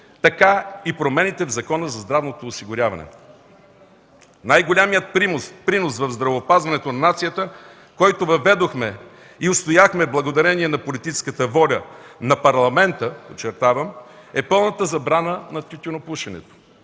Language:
Bulgarian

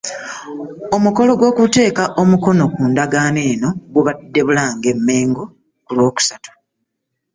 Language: Ganda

